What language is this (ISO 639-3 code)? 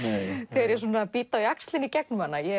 isl